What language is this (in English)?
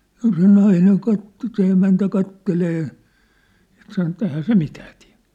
Finnish